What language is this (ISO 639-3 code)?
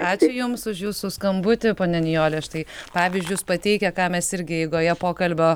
lit